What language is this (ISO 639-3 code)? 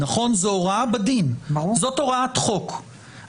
heb